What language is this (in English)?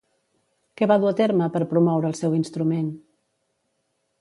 Catalan